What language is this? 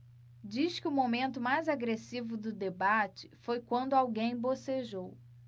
Portuguese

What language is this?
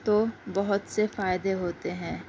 Urdu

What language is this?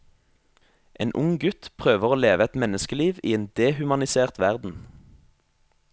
Norwegian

